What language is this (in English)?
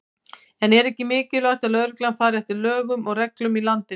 Icelandic